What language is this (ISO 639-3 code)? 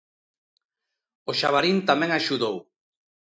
glg